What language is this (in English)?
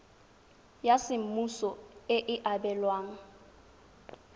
Tswana